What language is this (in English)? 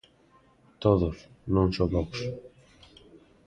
Galician